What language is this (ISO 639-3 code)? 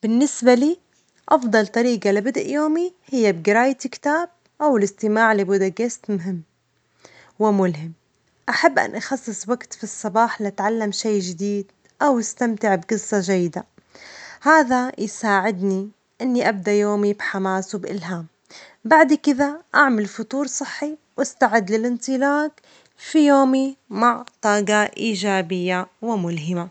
acx